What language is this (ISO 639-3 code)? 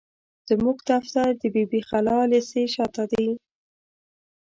pus